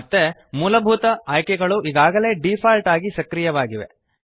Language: Kannada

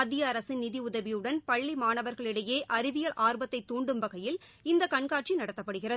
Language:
Tamil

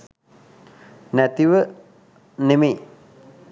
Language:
Sinhala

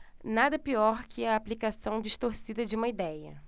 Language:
Portuguese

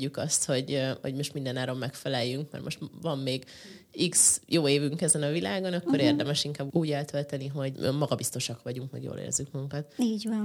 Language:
Hungarian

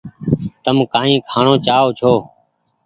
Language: Goaria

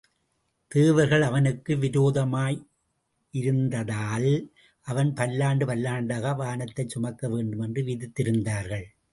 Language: Tamil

